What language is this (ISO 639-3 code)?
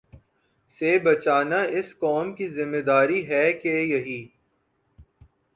urd